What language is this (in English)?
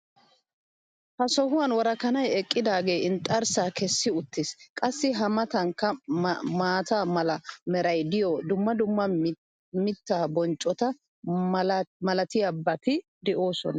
Wolaytta